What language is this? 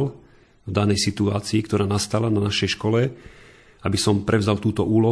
Slovak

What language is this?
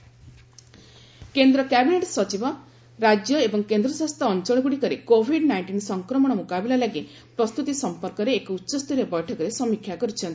Odia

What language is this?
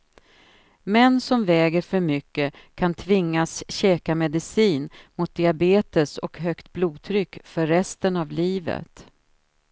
Swedish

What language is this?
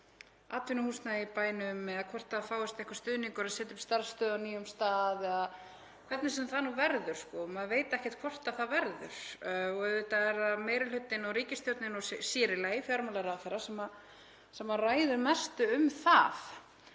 Icelandic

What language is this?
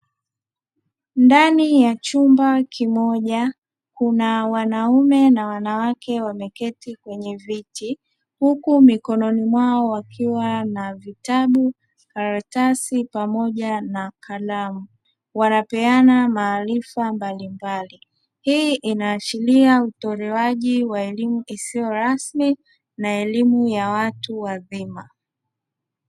Swahili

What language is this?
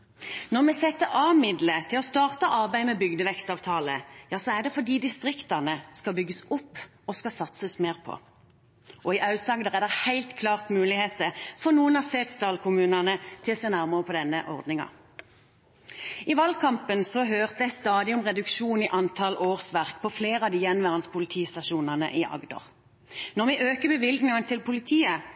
Norwegian Bokmål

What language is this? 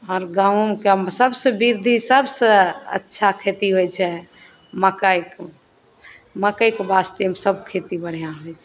Maithili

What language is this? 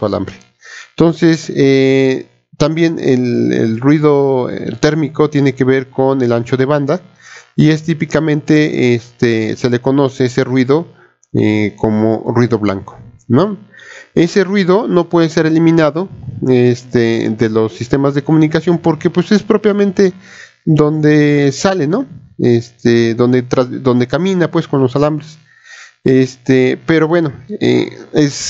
Spanish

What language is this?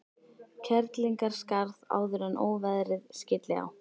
Icelandic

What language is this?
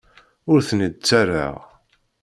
Kabyle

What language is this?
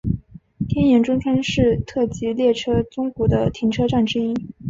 Chinese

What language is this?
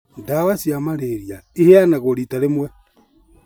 Kikuyu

